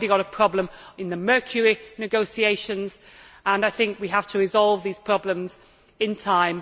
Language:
English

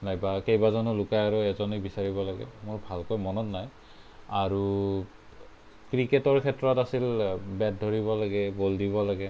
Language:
Assamese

